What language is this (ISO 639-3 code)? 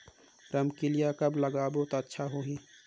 hne